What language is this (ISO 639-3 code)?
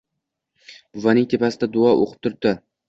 uzb